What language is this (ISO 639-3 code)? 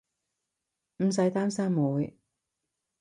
yue